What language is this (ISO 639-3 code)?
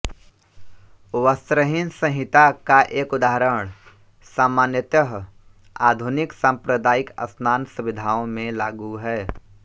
hin